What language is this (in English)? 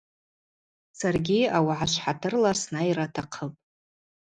Abaza